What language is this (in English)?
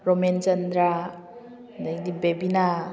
Manipuri